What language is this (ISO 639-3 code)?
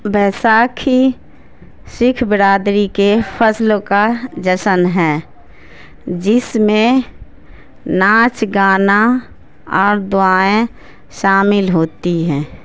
urd